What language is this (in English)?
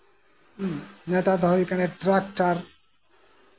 Santali